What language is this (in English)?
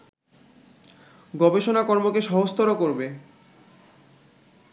Bangla